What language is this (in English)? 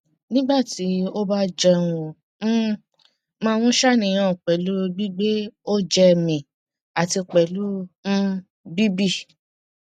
Yoruba